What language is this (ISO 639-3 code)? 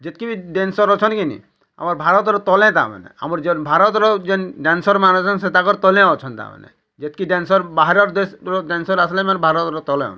ori